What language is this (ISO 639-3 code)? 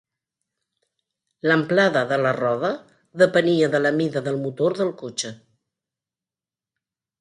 cat